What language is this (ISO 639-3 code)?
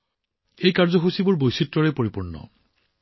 asm